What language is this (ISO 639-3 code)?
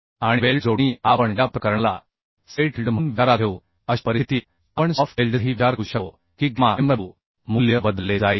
mar